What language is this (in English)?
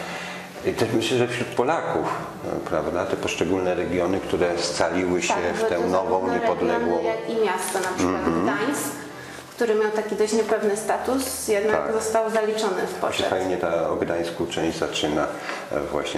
Polish